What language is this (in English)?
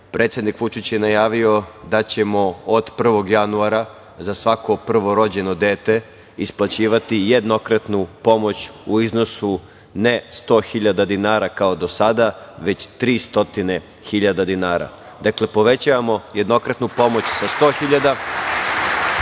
Serbian